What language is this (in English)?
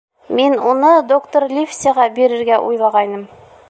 Bashkir